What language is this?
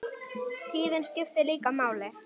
Icelandic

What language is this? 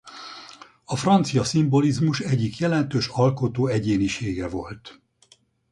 Hungarian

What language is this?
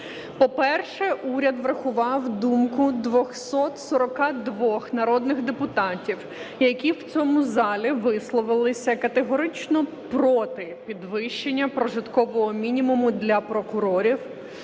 Ukrainian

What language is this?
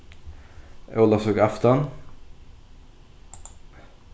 Faroese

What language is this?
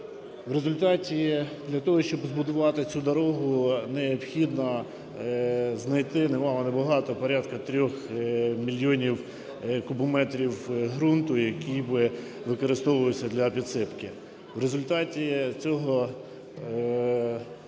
Ukrainian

